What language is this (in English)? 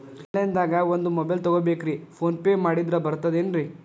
Kannada